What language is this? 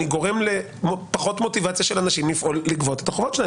Hebrew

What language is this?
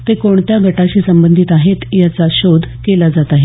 Marathi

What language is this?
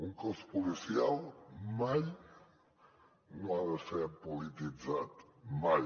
Catalan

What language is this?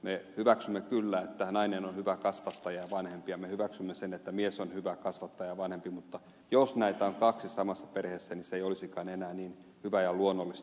Finnish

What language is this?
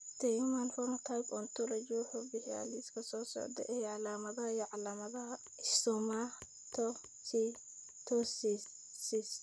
Somali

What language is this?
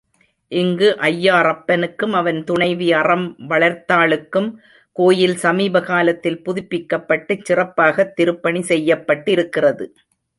Tamil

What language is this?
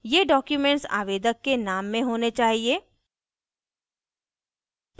Hindi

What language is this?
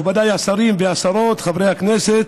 Hebrew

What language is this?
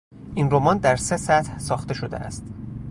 Persian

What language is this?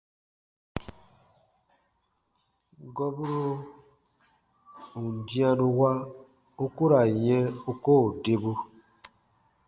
Baatonum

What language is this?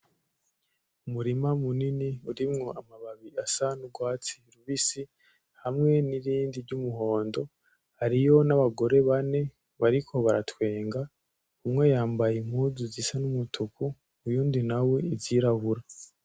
Rundi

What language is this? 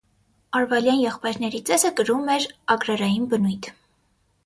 Armenian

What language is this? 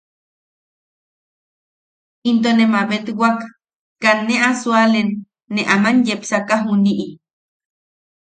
Yaqui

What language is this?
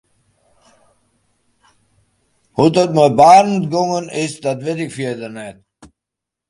Western Frisian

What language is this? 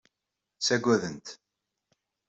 Kabyle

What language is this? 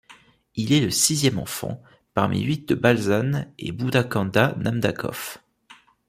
French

